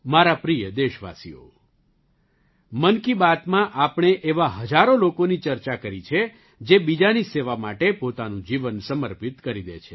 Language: Gujarati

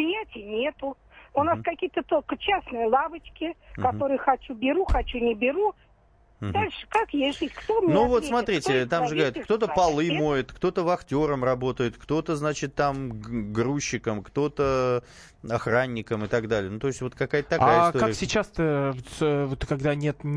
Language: Russian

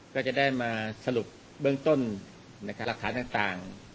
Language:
Thai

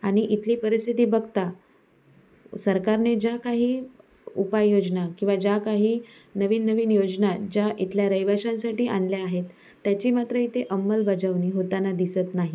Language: Marathi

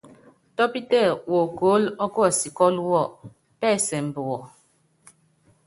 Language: Yangben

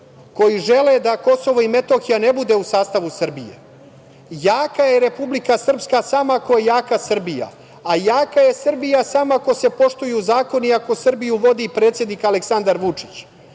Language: Serbian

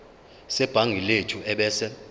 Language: Zulu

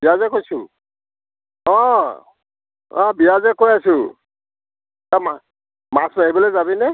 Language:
Assamese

